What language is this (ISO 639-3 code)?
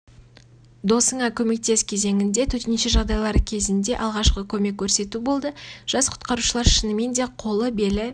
kaz